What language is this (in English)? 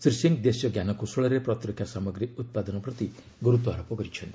Odia